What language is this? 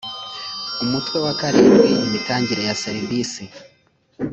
Kinyarwanda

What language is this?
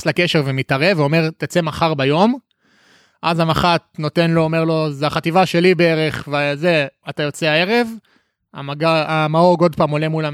Hebrew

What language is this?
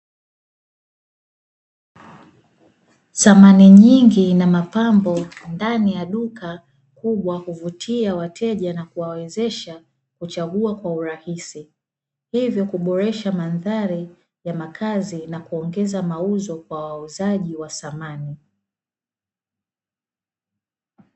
Swahili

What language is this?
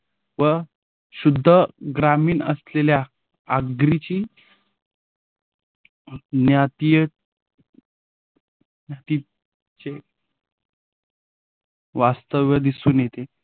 Marathi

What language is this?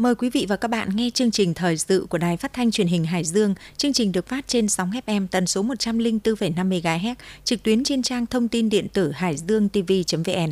Vietnamese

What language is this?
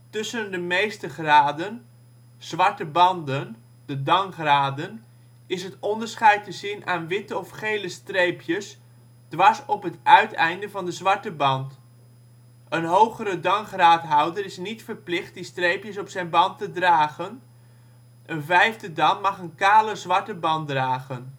Dutch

